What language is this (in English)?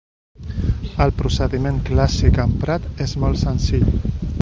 Catalan